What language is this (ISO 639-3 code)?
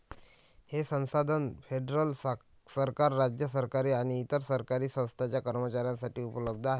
mar